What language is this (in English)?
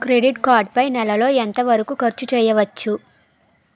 Telugu